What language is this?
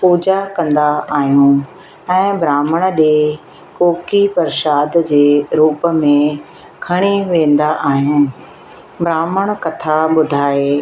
Sindhi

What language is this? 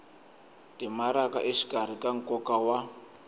Tsonga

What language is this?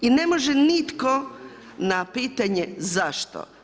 Croatian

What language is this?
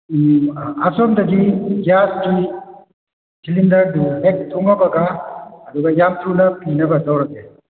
Manipuri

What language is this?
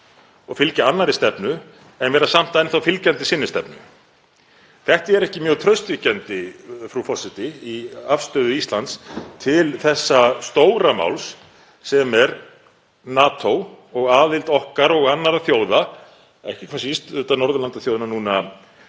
Icelandic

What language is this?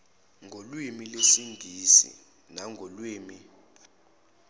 Zulu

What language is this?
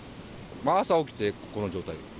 Japanese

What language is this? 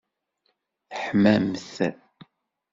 Kabyle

